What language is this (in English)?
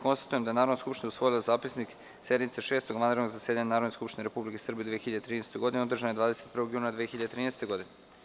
Serbian